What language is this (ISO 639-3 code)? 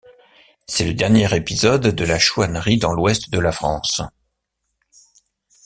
fra